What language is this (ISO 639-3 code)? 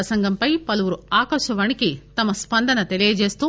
tel